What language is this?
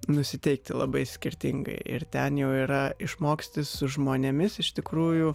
Lithuanian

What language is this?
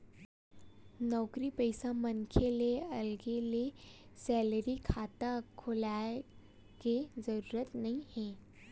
Chhattisgarhi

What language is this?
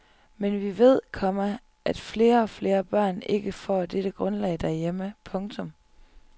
Danish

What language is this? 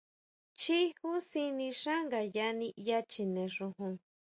Huautla Mazatec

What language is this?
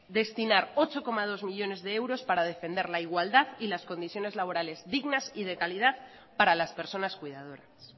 Spanish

